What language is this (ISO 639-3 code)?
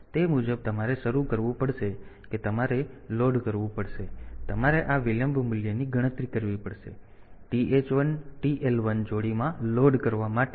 guj